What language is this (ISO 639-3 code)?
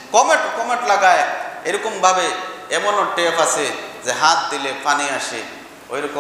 ara